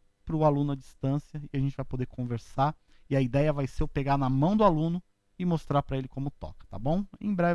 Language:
Portuguese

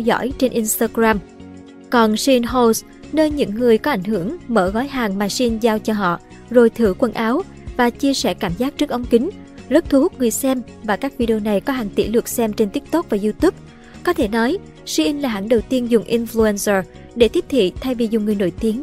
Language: Vietnamese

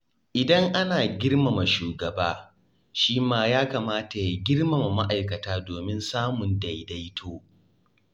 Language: Hausa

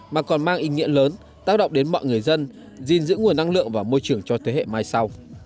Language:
Vietnamese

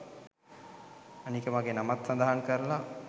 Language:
Sinhala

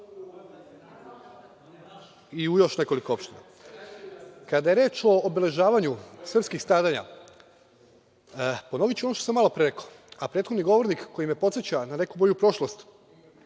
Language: Serbian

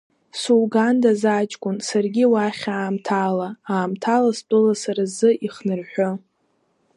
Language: Abkhazian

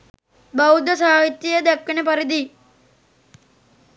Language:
Sinhala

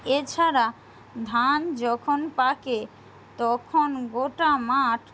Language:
Bangla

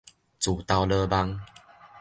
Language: Min Nan Chinese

